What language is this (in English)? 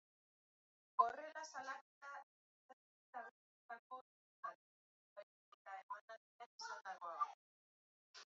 Basque